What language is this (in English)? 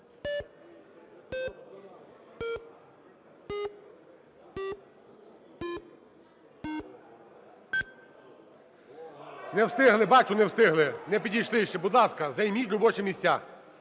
Ukrainian